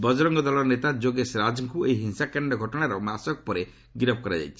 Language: Odia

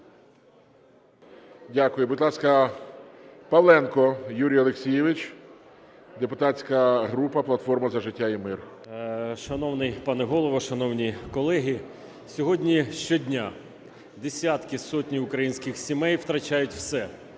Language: Ukrainian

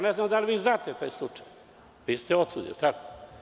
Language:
Serbian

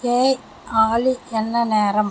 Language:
Tamil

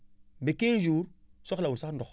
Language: Wolof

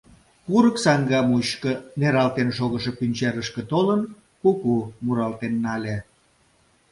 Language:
Mari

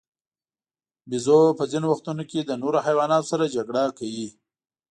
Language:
Pashto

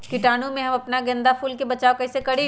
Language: Magahi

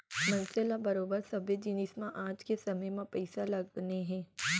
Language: Chhattisgarhi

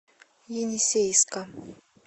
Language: Russian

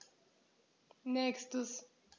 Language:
German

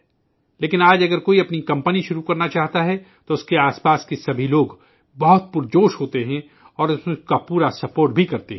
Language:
Urdu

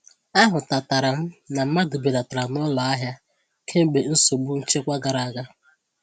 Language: Igbo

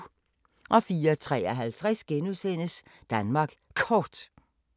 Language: Danish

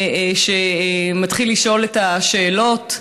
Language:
Hebrew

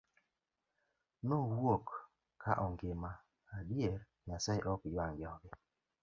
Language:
Luo (Kenya and Tanzania)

